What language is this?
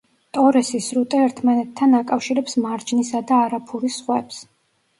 Georgian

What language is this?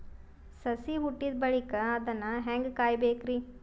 Kannada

